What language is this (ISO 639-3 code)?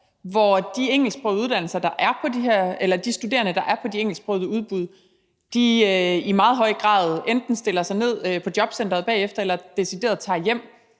dan